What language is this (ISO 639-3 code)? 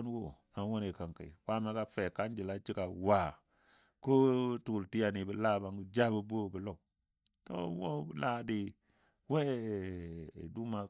dbd